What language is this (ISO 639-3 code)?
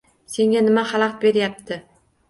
uzb